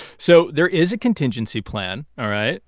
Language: English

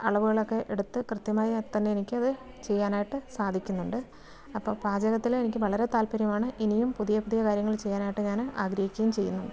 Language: Malayalam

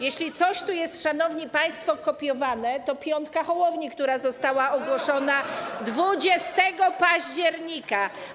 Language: Polish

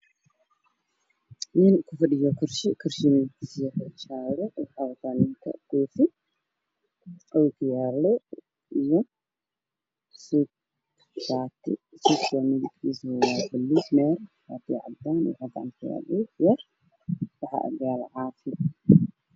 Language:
Somali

